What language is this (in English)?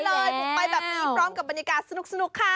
Thai